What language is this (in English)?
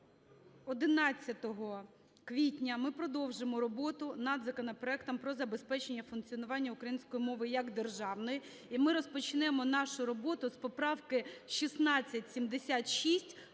Ukrainian